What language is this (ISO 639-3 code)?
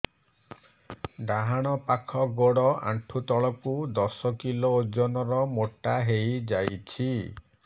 ori